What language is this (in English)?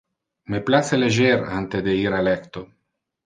Interlingua